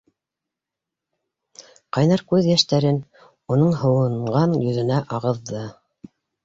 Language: Bashkir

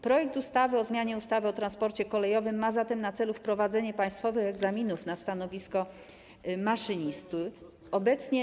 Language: Polish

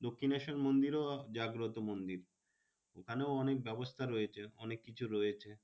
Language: Bangla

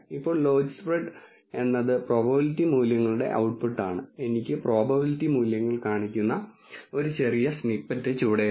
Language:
Malayalam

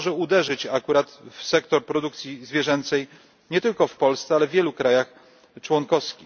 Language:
Polish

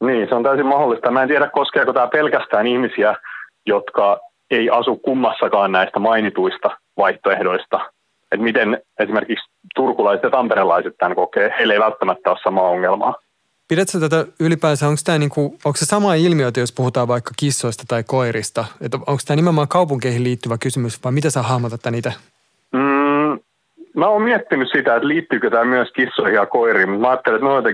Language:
Finnish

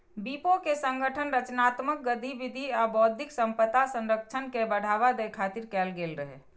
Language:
Maithili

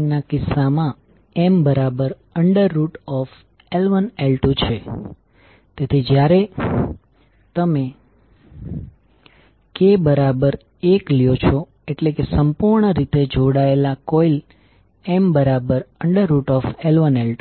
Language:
Gujarati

